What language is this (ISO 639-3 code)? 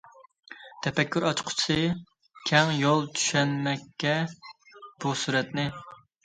uig